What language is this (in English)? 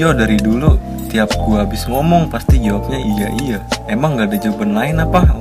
Indonesian